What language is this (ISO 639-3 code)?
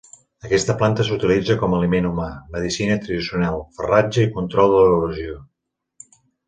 cat